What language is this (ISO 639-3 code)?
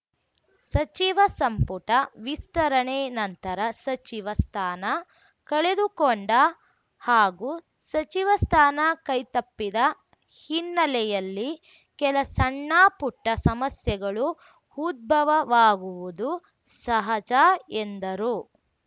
kan